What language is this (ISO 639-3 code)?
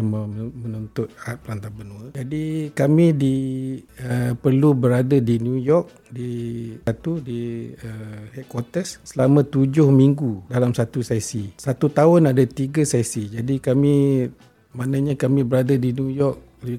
msa